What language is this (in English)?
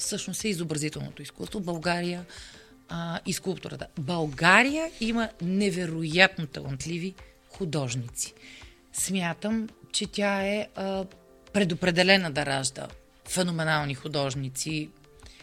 Bulgarian